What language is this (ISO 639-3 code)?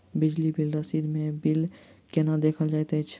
mai